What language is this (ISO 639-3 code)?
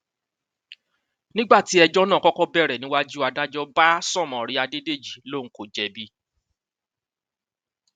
yor